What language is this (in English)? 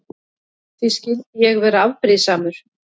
Icelandic